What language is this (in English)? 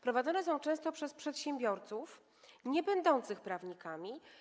Polish